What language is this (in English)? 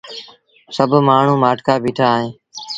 Sindhi Bhil